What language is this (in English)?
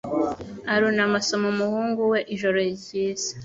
Kinyarwanda